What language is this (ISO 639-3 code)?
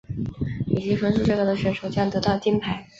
zho